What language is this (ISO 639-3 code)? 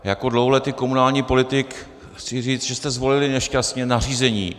ces